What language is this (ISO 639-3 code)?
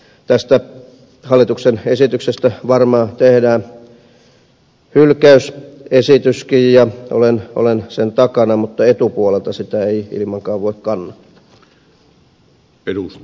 fin